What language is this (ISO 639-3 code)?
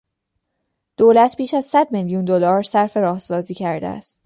fas